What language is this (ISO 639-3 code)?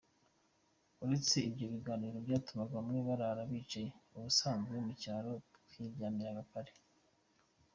kin